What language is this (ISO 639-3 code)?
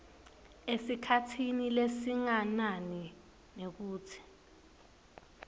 ssw